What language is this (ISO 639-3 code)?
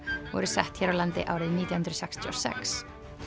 isl